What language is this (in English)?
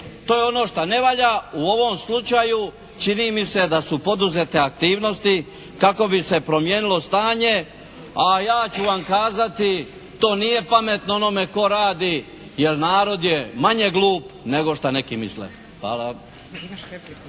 Croatian